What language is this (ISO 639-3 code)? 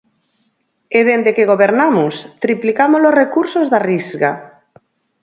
glg